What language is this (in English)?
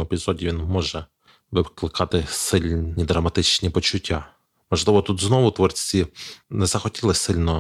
Ukrainian